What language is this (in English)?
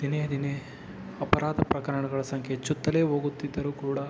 Kannada